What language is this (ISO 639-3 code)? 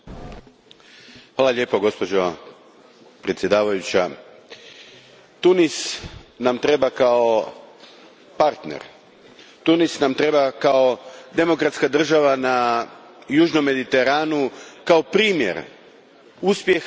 hrv